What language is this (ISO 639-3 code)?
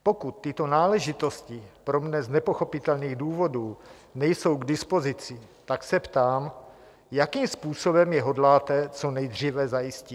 ces